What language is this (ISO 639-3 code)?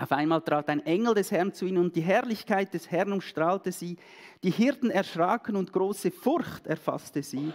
deu